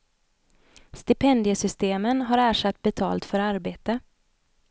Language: Swedish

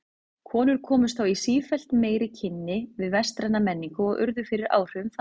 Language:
Icelandic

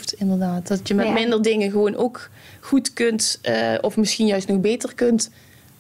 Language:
Dutch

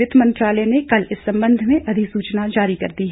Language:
Hindi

